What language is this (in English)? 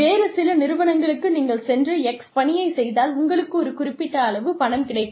Tamil